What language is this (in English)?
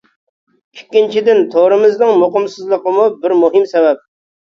Uyghur